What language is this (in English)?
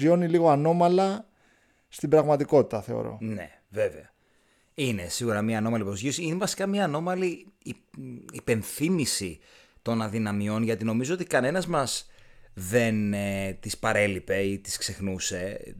Greek